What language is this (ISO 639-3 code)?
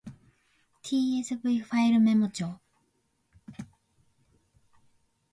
jpn